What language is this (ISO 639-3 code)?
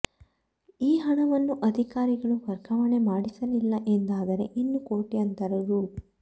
kan